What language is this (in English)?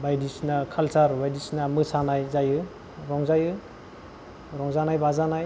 Bodo